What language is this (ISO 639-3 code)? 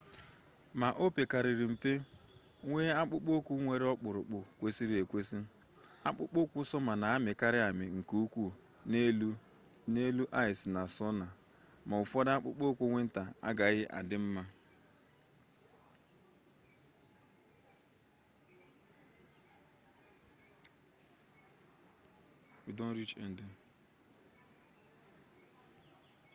ibo